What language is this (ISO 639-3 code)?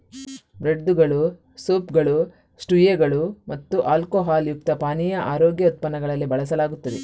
kan